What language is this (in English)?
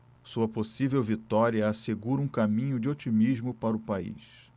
Portuguese